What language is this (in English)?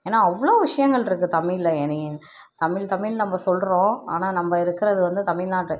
Tamil